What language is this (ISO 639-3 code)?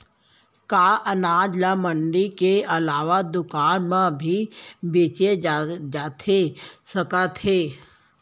hne